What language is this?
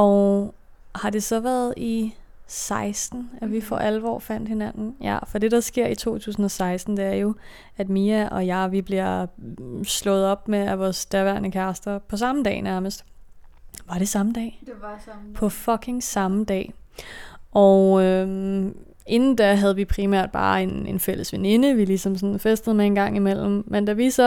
Danish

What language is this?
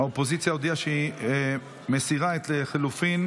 Hebrew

